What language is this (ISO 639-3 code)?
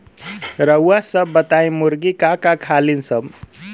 bho